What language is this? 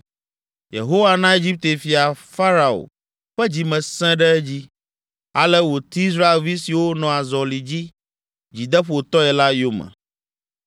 Ewe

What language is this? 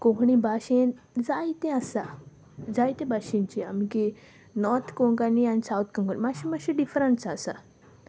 Konkani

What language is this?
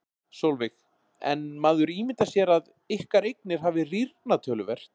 Icelandic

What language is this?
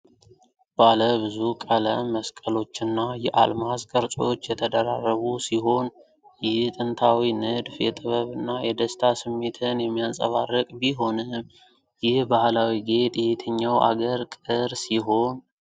Amharic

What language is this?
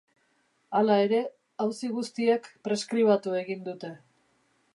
Basque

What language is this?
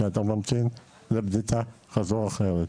Hebrew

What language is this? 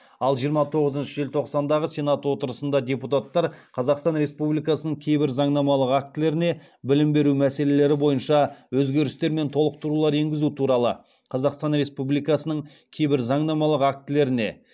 Kazakh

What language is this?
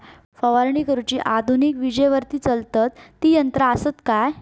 Marathi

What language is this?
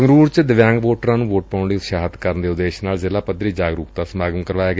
Punjabi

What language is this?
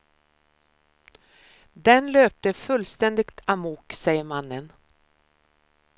Swedish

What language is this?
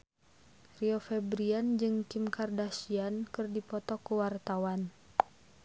Sundanese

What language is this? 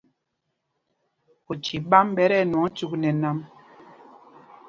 Mpumpong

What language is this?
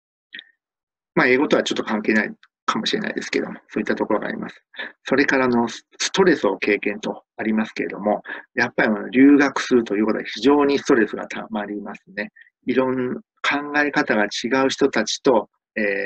Japanese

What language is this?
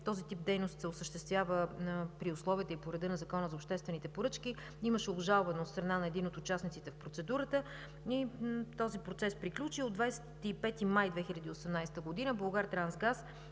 Bulgarian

